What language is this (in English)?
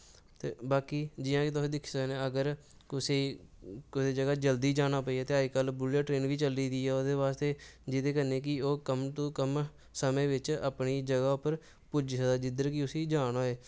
Dogri